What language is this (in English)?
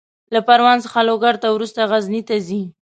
Pashto